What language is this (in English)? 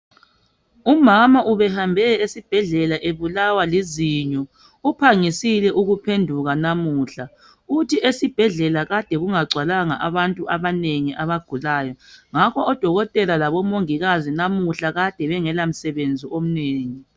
North Ndebele